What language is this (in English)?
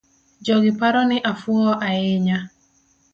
Luo (Kenya and Tanzania)